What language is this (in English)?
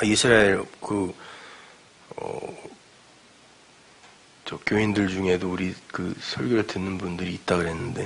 Korean